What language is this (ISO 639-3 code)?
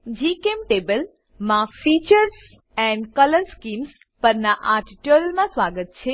guj